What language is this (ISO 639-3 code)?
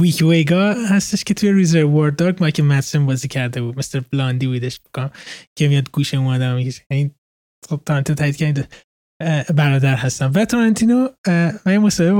fas